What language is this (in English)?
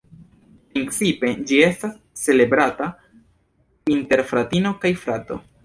Esperanto